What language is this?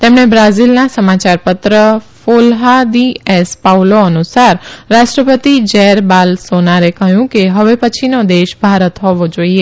Gujarati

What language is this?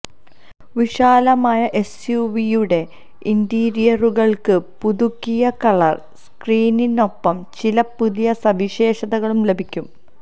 Malayalam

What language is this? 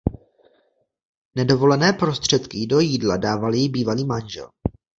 Czech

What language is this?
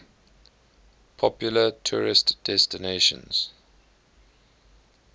English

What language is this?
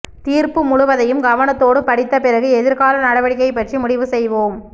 Tamil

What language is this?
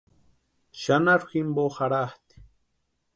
Western Highland Purepecha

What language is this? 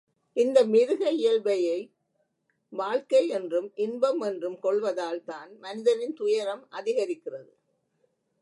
Tamil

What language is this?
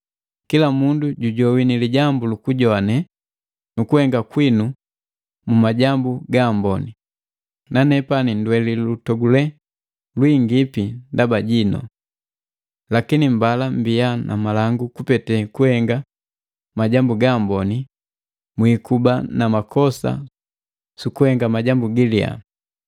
Matengo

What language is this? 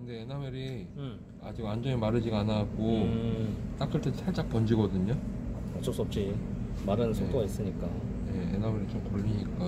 Korean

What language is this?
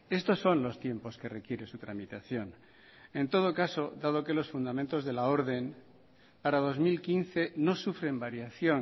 Spanish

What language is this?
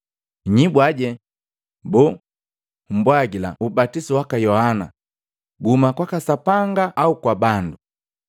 Matengo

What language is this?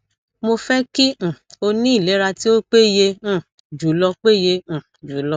Yoruba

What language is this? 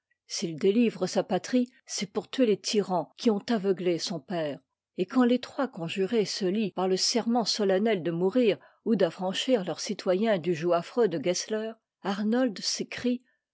French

